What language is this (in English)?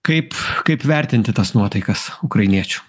Lithuanian